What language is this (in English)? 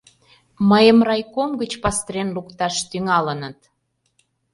Mari